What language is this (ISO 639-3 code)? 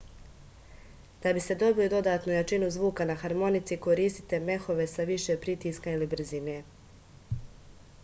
srp